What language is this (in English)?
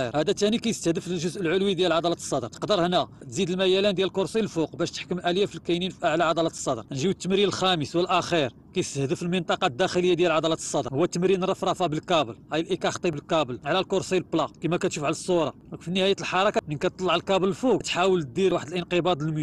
Arabic